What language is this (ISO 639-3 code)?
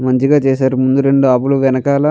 tel